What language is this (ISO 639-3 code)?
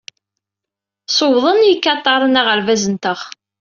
kab